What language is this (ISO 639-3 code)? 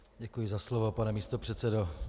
ces